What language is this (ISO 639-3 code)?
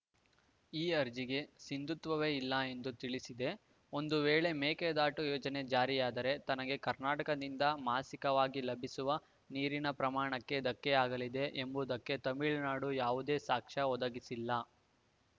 kan